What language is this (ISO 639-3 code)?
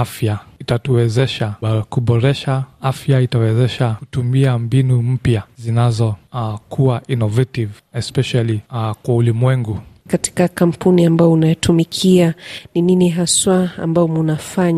swa